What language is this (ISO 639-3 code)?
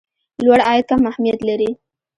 pus